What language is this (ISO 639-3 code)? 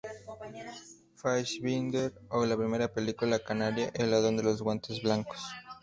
spa